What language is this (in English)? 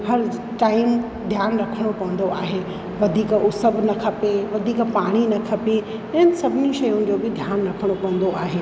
Sindhi